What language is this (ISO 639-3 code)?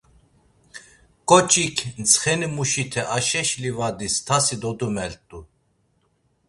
lzz